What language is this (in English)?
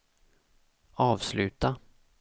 Swedish